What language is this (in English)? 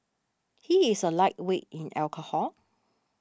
English